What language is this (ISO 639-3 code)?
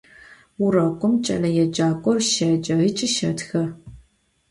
ady